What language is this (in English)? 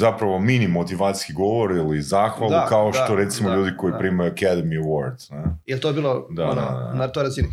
Croatian